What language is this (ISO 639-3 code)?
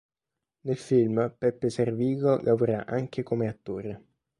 ita